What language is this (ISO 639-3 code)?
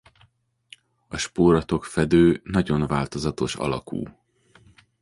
hun